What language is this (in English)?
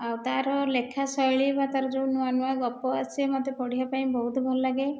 Odia